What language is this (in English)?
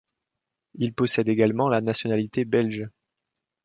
French